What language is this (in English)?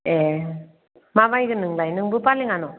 Bodo